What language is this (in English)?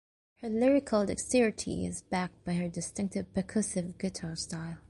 English